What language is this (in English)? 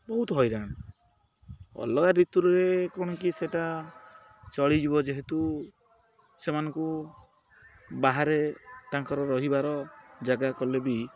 Odia